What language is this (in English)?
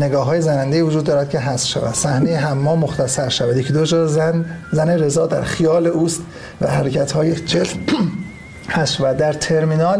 Persian